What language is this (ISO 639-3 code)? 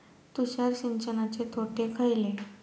mar